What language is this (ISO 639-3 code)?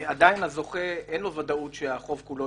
heb